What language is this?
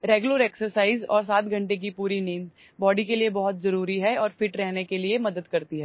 Assamese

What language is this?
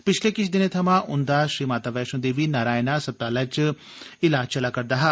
Dogri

